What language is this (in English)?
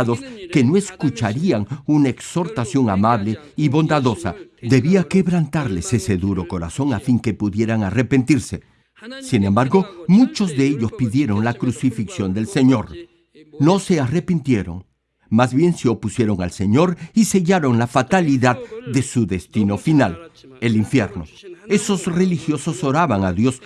Spanish